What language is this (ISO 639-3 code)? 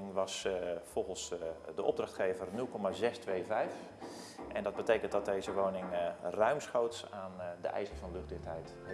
nld